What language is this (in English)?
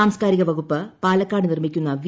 Malayalam